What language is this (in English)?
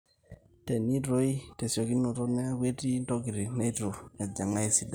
Masai